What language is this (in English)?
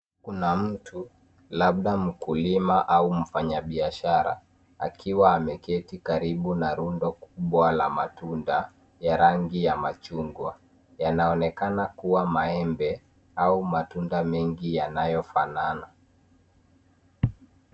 Swahili